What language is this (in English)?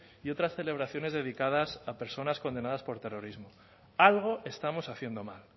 Spanish